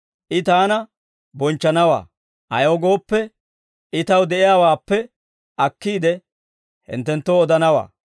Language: Dawro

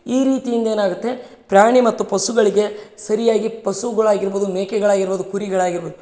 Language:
Kannada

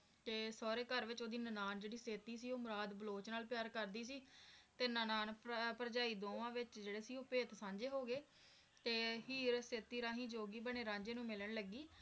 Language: Punjabi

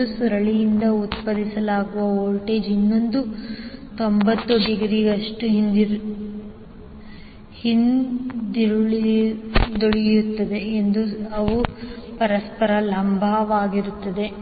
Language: Kannada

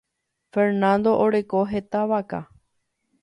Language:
Guarani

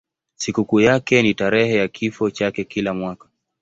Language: Swahili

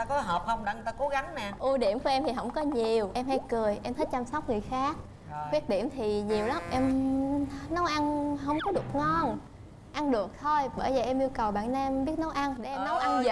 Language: Vietnamese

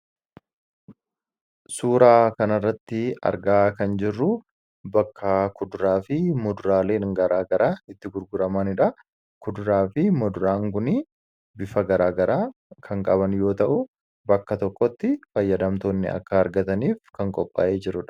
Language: Oromo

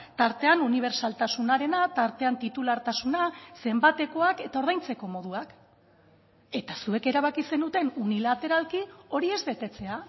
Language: Basque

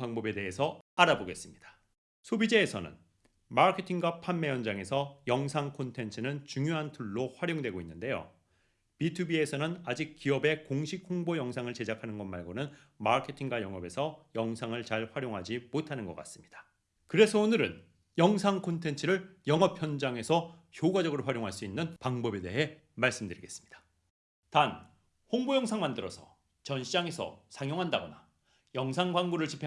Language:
Korean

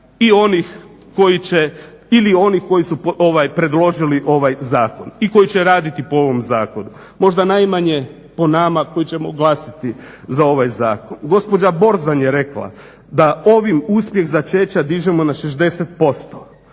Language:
Croatian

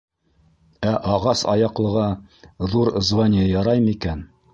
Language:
Bashkir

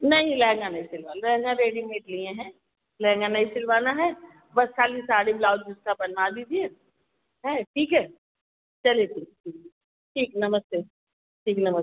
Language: Hindi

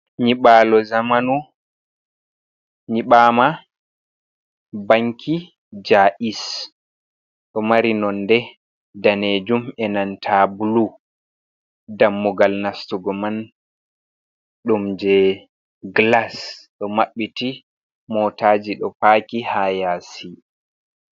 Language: Fula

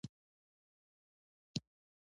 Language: Pashto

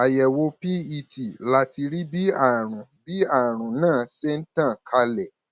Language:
Yoruba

